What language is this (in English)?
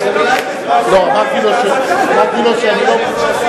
Hebrew